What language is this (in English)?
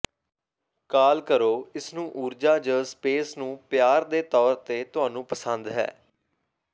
Punjabi